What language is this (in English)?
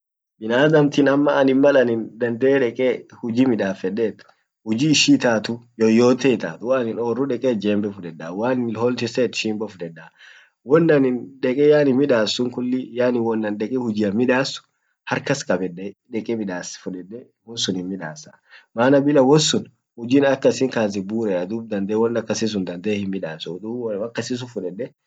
Orma